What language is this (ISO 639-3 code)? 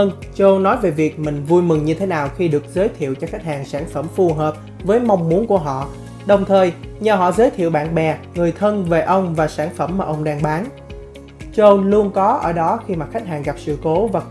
vie